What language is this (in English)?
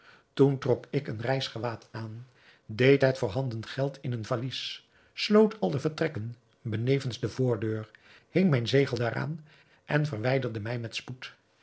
Dutch